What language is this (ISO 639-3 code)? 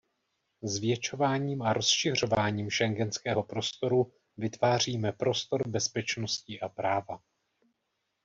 ces